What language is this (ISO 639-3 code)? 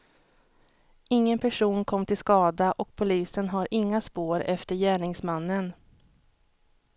swe